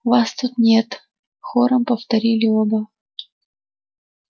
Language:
Russian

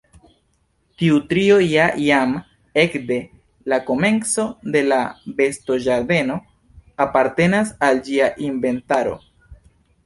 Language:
Esperanto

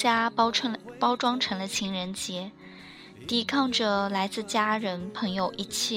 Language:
Chinese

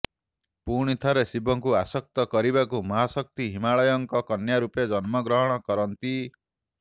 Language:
Odia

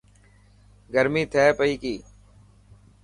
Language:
Dhatki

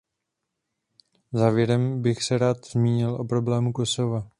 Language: Czech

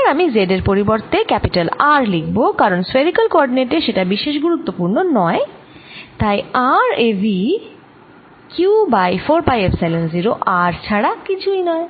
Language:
Bangla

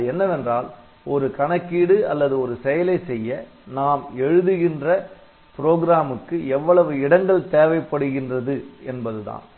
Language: Tamil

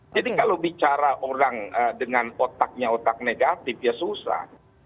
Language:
Indonesian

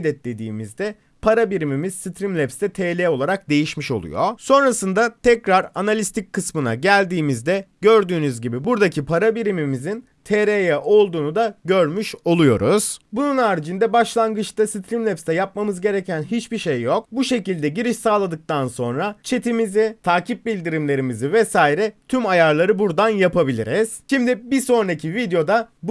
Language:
Turkish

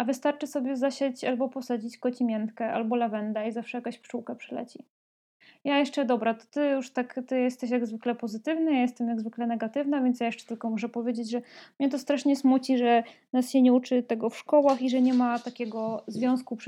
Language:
Polish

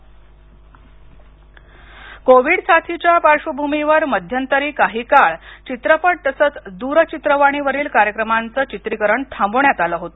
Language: Marathi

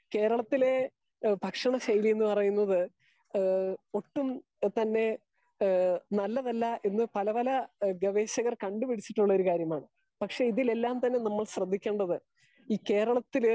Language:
Malayalam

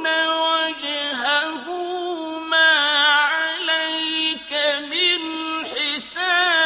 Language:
Arabic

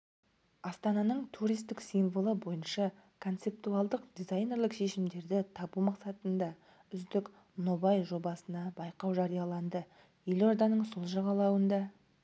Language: Kazakh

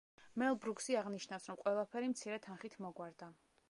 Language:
Georgian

